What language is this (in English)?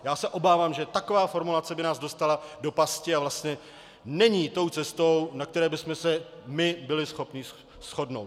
Czech